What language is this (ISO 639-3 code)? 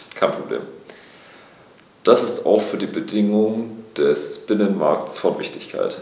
deu